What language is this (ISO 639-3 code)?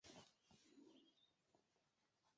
zho